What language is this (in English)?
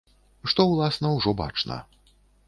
Belarusian